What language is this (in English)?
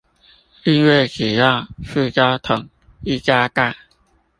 Chinese